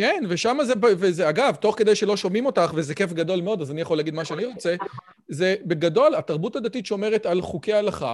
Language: Hebrew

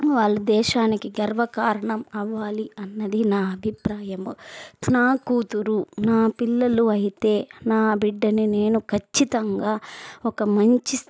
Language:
Telugu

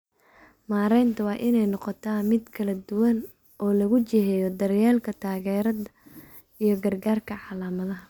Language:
Somali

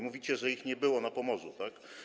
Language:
Polish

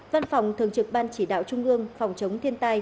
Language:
Vietnamese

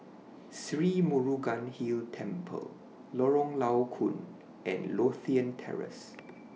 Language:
English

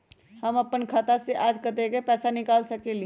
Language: Magahi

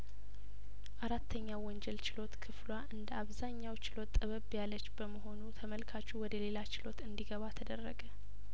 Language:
Amharic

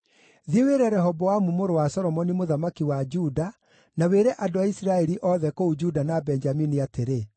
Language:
Kikuyu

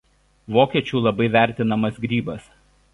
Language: Lithuanian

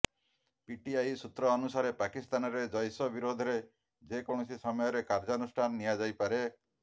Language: Odia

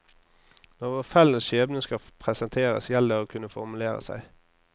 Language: Norwegian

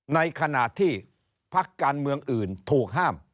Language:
Thai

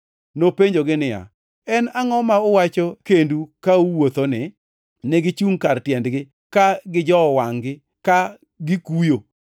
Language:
Luo (Kenya and Tanzania)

